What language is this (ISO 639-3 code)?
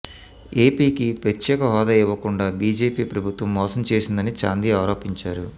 tel